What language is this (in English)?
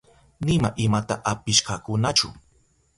Southern Pastaza Quechua